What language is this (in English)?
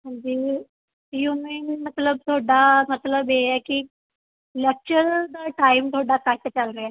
Punjabi